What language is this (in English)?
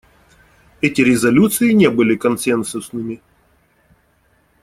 Russian